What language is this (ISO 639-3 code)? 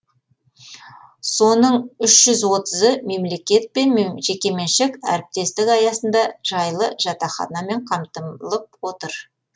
kaz